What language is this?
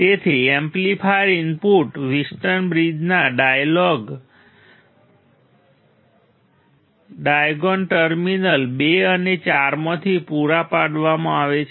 Gujarati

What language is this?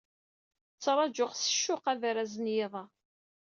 Kabyle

